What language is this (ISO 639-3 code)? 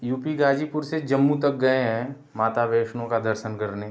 hin